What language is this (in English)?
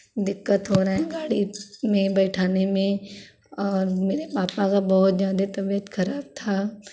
Hindi